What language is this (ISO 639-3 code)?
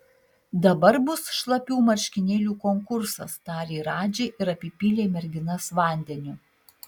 lit